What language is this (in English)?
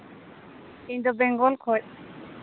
Santali